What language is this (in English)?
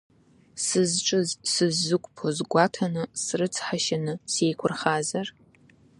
Abkhazian